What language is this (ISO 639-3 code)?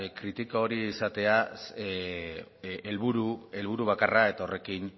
eus